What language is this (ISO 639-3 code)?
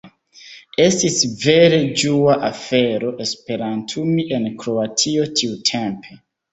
epo